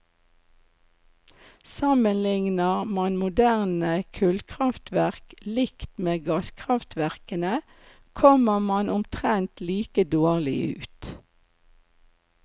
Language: Norwegian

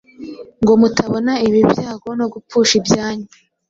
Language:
Kinyarwanda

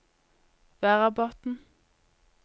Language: Norwegian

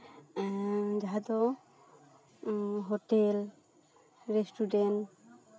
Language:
Santali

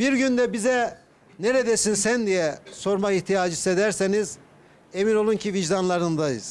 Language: Turkish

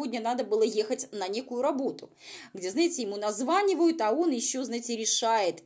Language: Russian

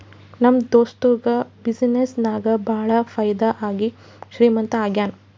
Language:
Kannada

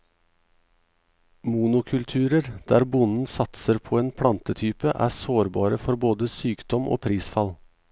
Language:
Norwegian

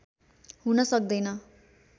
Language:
Nepali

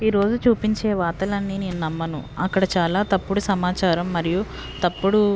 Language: Telugu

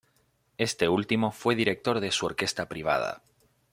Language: Spanish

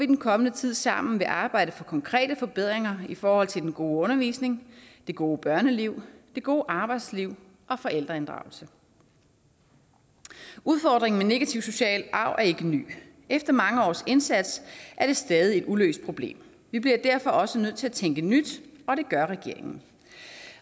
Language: Danish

